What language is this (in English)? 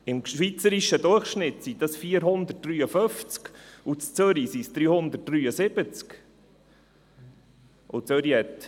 Swiss German